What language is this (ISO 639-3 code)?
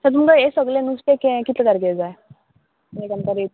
kok